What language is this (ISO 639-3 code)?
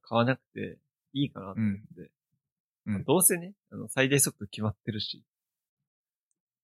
jpn